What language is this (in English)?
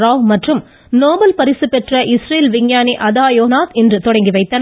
Tamil